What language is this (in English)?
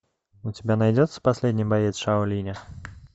Russian